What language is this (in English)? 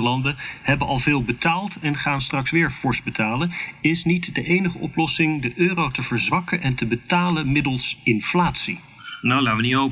Dutch